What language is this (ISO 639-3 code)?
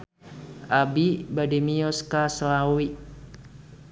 sun